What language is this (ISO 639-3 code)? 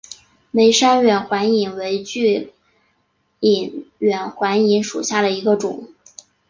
zho